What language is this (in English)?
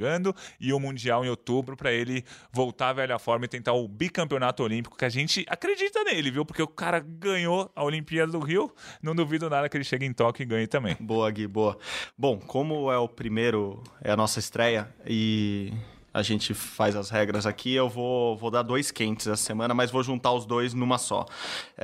Portuguese